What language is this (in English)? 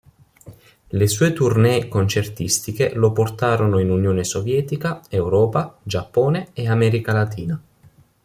Italian